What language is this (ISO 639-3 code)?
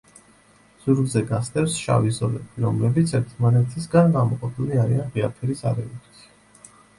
kat